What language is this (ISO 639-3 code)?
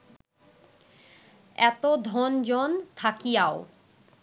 ben